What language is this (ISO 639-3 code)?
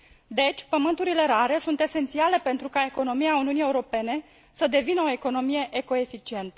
ron